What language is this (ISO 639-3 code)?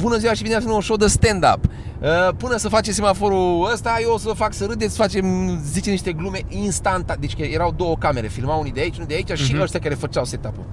ron